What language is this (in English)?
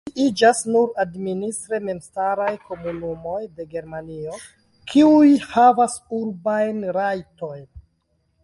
Esperanto